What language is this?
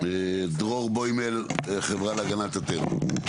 Hebrew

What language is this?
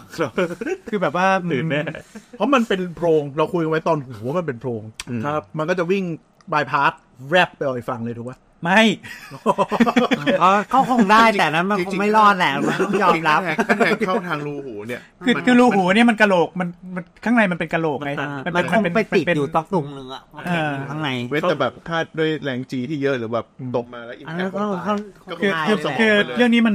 Thai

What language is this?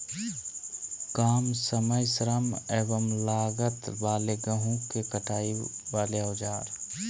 Magahi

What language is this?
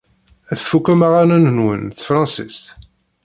Kabyle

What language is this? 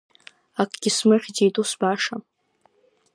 Abkhazian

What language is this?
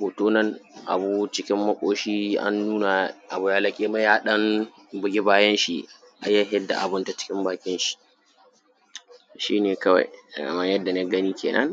Hausa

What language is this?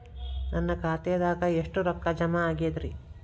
Kannada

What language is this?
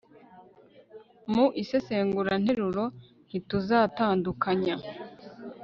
Kinyarwanda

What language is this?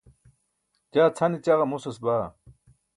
Burushaski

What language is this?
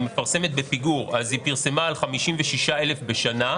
Hebrew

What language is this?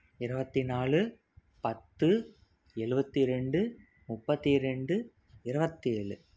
Tamil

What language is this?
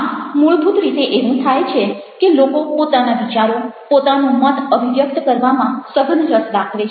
Gujarati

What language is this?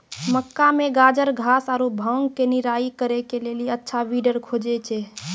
Maithili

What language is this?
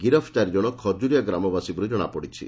Odia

